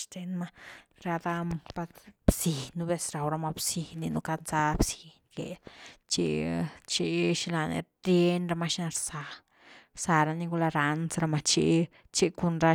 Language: Güilá Zapotec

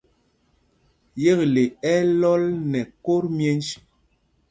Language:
Mpumpong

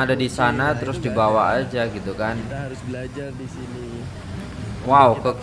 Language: Indonesian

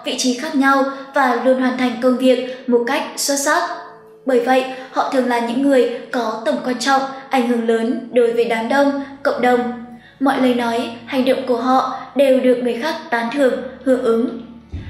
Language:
Vietnamese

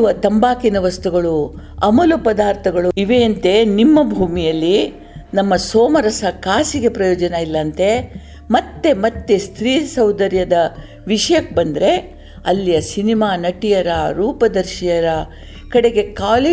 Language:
Kannada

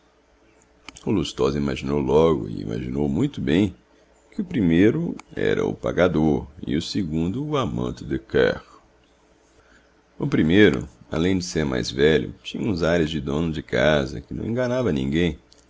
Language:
Portuguese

